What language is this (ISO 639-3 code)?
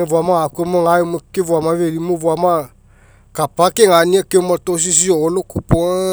mek